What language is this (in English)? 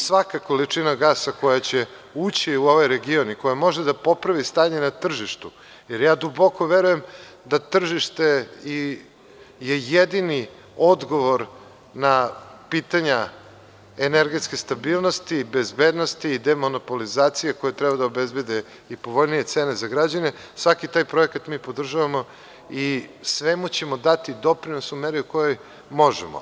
Serbian